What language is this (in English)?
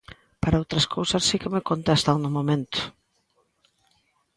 Galician